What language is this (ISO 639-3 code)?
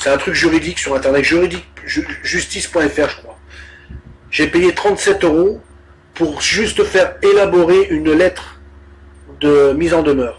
fra